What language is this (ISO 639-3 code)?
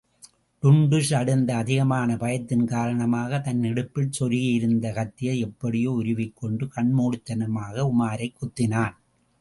tam